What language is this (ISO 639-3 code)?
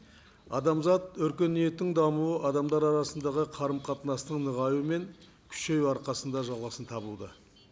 kaz